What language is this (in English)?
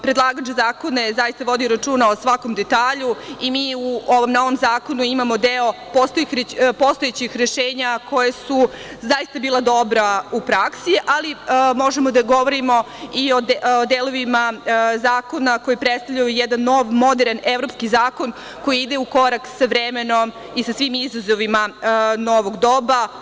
Serbian